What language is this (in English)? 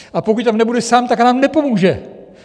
Czech